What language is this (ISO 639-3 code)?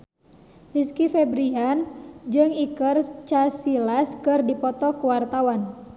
sun